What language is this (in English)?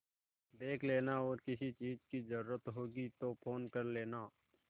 Hindi